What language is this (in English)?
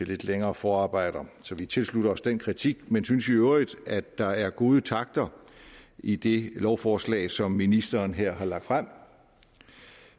Danish